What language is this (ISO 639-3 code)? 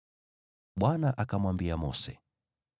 swa